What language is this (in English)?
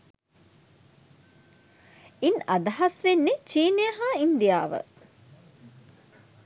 Sinhala